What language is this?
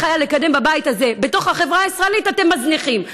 Hebrew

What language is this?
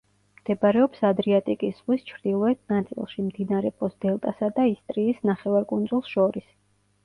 Georgian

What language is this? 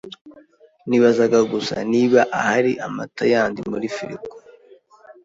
Kinyarwanda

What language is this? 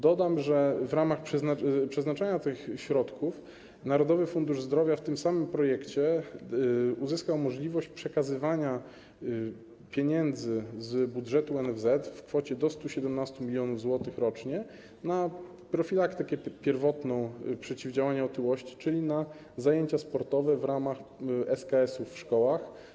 Polish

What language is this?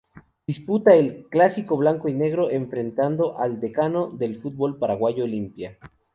Spanish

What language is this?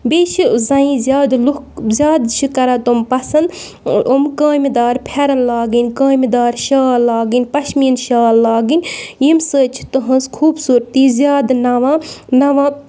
Kashmiri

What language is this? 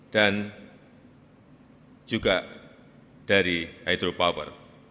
Indonesian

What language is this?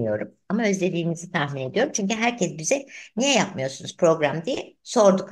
Turkish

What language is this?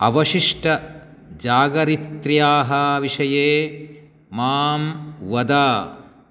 Sanskrit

